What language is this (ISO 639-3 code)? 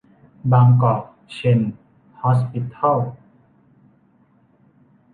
tha